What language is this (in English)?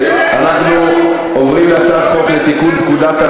Hebrew